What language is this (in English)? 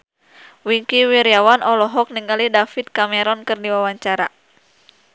Sundanese